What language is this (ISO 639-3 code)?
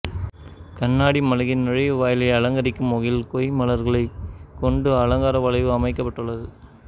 tam